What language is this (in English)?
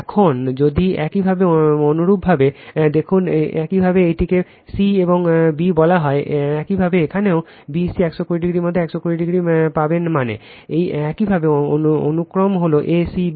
Bangla